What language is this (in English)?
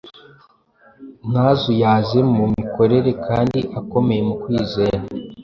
Kinyarwanda